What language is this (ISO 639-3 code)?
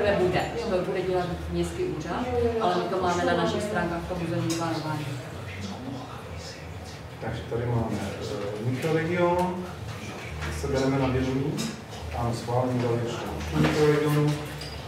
ces